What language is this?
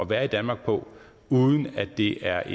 Danish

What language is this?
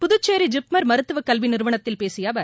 Tamil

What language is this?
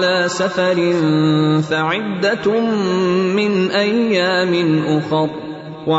Urdu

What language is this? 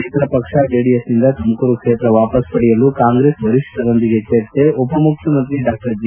Kannada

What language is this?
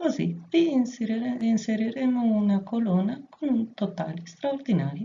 Italian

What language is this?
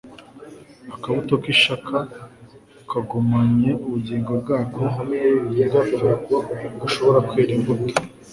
Kinyarwanda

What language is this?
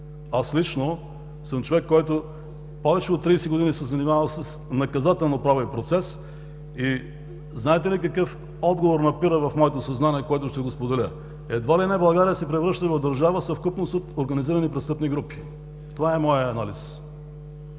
Bulgarian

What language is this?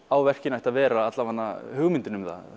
Icelandic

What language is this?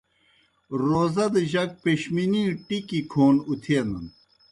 Kohistani Shina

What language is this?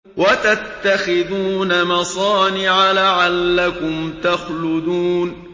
Arabic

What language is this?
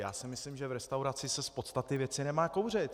Czech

